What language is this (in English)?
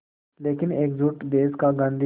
Hindi